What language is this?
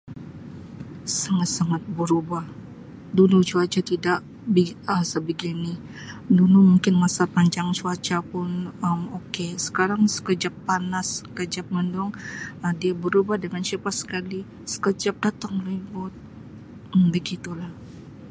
Sabah Malay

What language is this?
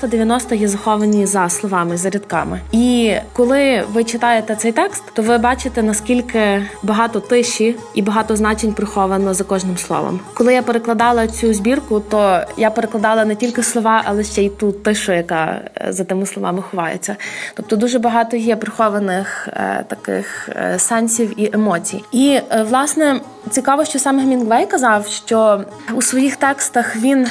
Ukrainian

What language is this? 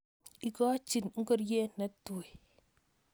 Kalenjin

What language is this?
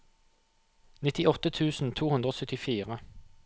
Norwegian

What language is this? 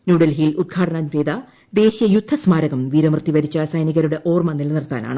Malayalam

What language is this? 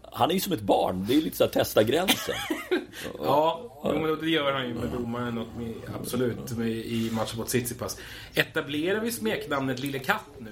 Swedish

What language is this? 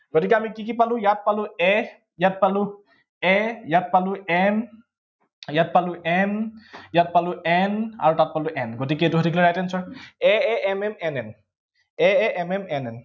Assamese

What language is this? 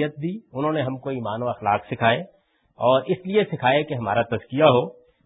Urdu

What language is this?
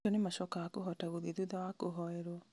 Kikuyu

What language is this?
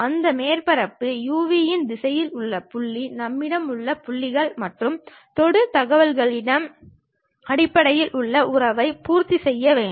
Tamil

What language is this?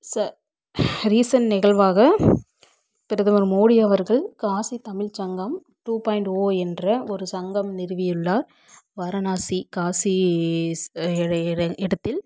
Tamil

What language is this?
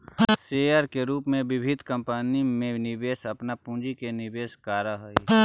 Magahi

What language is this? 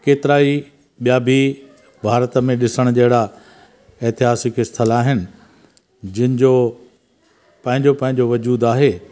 Sindhi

